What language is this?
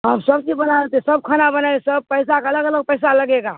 Urdu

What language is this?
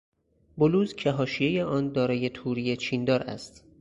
Persian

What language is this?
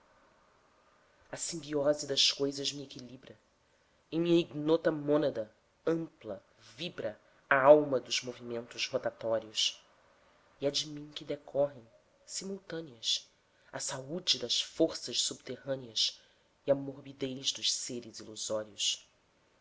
Portuguese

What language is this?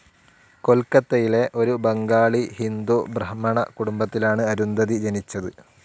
Malayalam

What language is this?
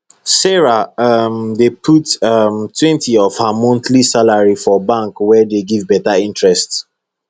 Nigerian Pidgin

